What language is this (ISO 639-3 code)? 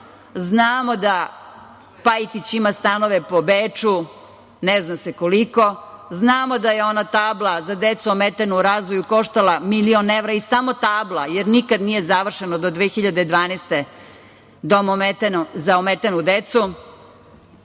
srp